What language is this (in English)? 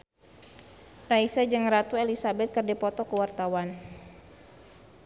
Sundanese